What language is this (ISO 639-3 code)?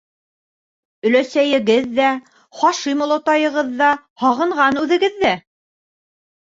bak